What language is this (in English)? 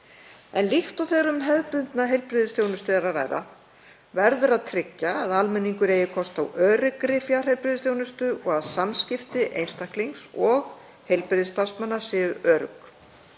Icelandic